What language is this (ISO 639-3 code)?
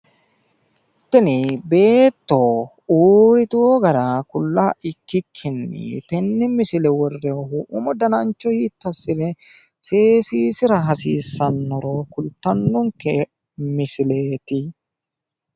sid